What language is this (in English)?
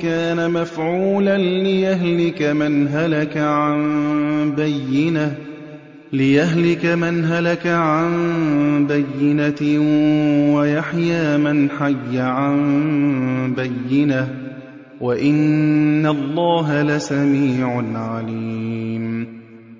Arabic